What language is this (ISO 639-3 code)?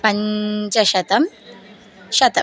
san